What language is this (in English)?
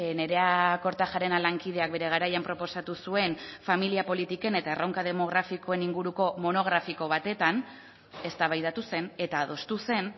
Basque